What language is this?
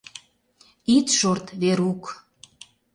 Mari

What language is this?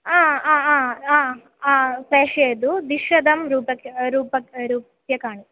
Sanskrit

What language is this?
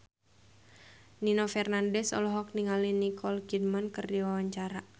Sundanese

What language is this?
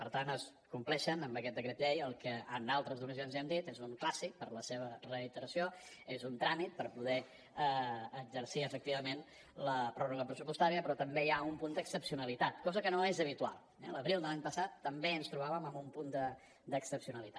Catalan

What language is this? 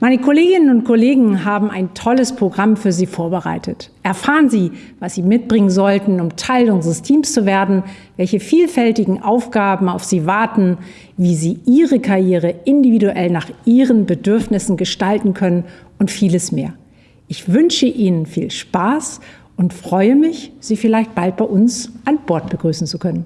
German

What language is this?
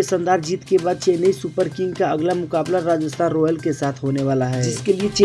Hindi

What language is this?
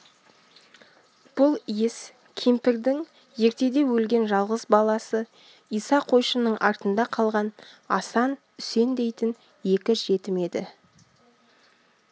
Kazakh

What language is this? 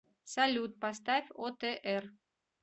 Russian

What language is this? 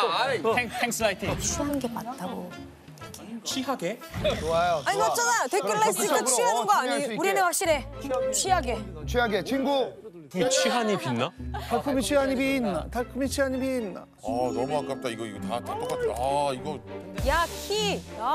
Korean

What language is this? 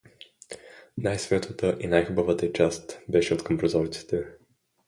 Bulgarian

